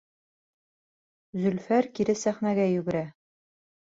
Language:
Bashkir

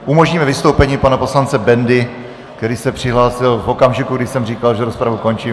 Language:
Czech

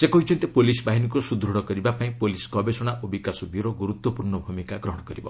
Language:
Odia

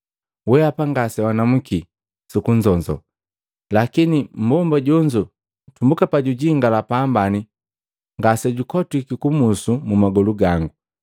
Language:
Matengo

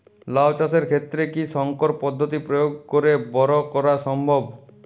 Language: Bangla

